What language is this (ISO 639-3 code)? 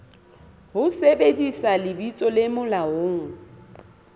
sot